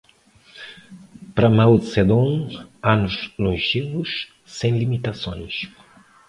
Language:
Portuguese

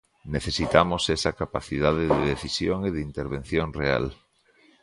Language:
Galician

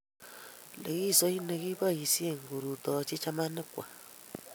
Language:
Kalenjin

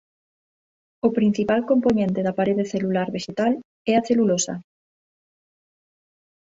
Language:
Galician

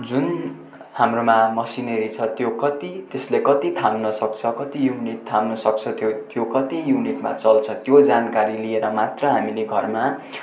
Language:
Nepali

